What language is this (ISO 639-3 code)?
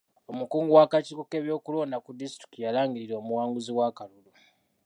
lug